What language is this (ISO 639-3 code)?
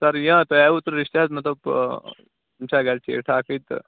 kas